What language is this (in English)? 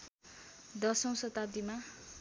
Nepali